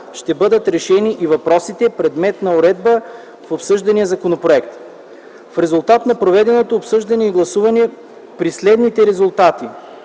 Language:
Bulgarian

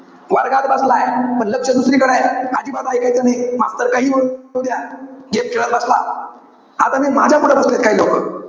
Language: Marathi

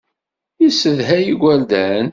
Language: Kabyle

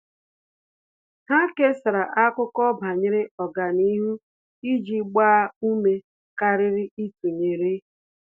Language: Igbo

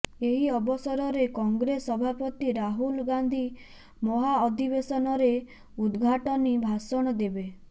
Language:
Odia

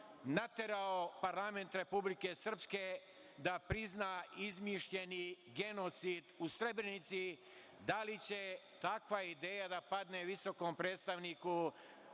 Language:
Serbian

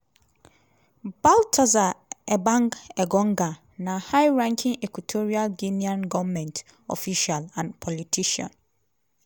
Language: Nigerian Pidgin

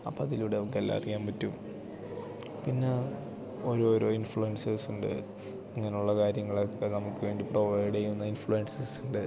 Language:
Malayalam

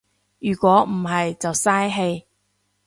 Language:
Cantonese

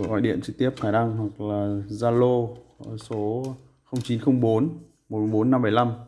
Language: Vietnamese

